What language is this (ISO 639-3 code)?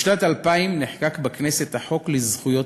heb